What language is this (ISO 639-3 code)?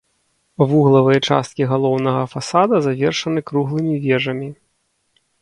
bel